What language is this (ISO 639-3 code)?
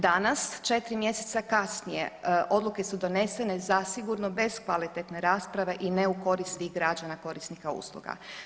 hrv